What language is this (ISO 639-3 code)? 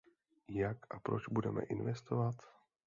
ces